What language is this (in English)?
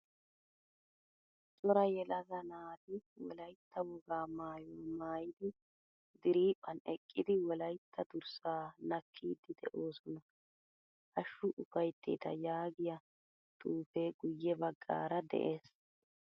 Wolaytta